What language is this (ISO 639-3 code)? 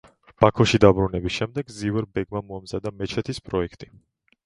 kat